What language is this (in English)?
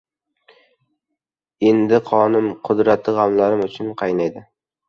Uzbek